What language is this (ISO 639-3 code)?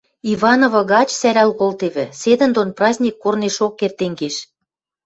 mrj